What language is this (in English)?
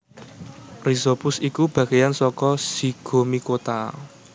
Javanese